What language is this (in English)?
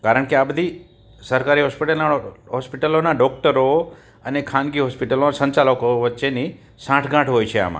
Gujarati